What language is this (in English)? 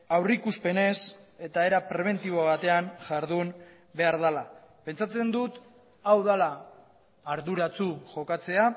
Basque